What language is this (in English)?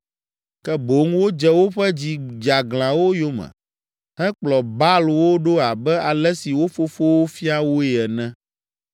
Ewe